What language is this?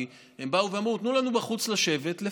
Hebrew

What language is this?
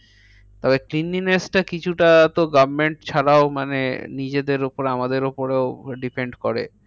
Bangla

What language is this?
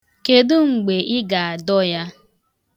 Igbo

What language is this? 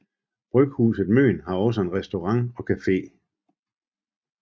Danish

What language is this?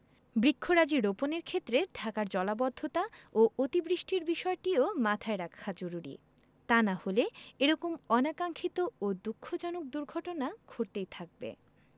Bangla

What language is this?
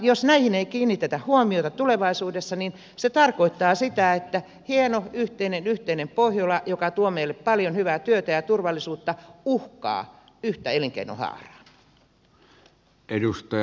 Finnish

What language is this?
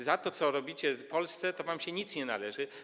Polish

